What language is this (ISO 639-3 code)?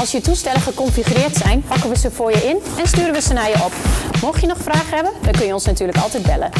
nld